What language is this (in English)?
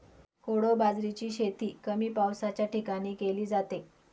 Marathi